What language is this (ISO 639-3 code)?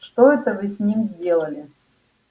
rus